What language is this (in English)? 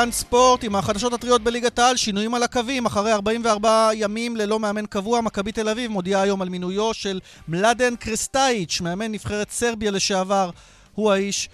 Hebrew